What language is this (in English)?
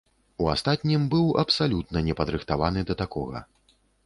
Belarusian